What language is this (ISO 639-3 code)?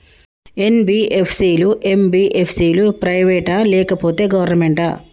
tel